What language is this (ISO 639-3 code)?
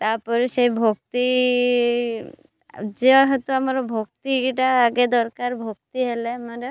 ori